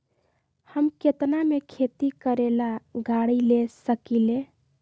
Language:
Magahi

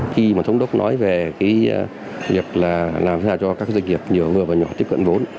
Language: Vietnamese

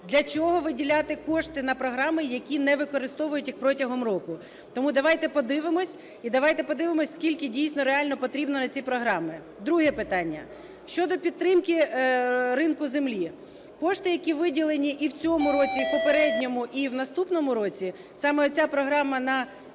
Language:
Ukrainian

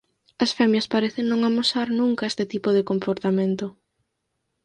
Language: Galician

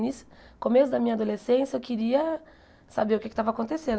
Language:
Portuguese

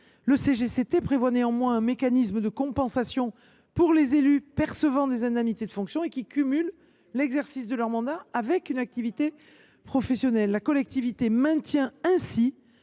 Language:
French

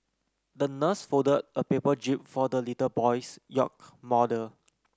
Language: English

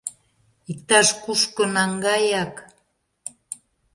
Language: Mari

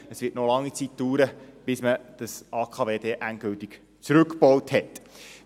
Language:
Swiss German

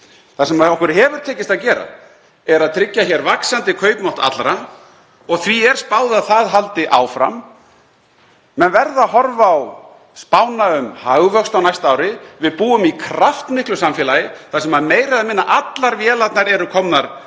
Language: Icelandic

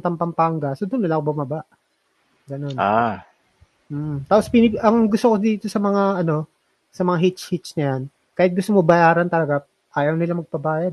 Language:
Filipino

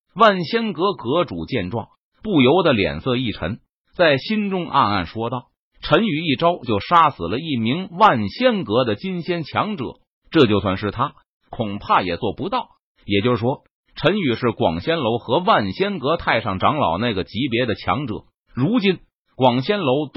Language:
Chinese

